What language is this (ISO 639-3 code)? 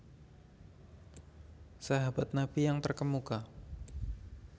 jav